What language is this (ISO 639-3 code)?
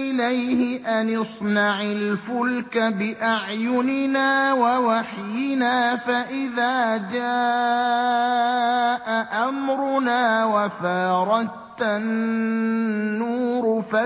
ara